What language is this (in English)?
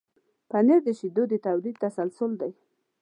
Pashto